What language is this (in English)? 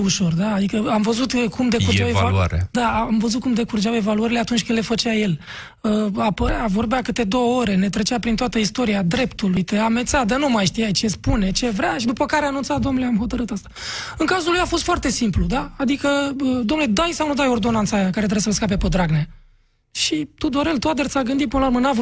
Romanian